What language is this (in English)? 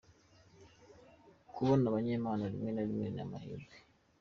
Kinyarwanda